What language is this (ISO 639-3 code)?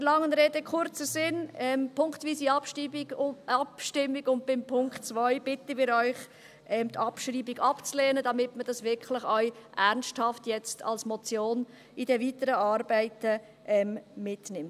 gsw